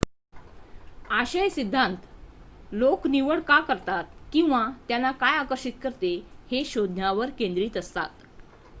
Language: Marathi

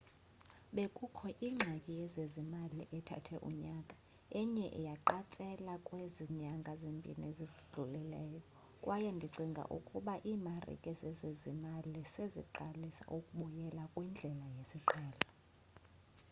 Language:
Xhosa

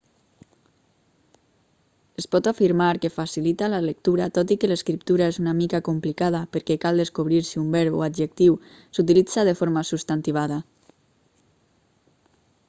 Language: Catalan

